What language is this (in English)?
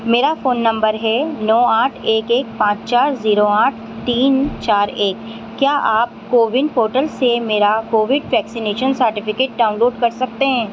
Urdu